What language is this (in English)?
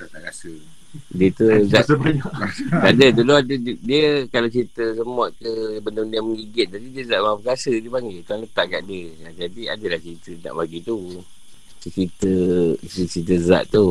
Malay